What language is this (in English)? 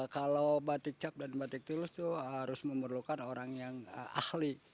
Indonesian